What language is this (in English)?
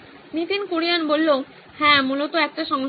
Bangla